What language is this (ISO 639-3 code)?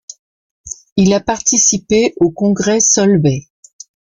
fra